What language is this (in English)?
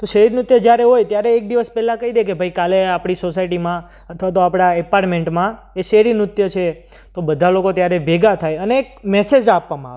Gujarati